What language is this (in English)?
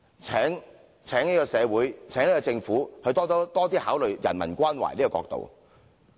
Cantonese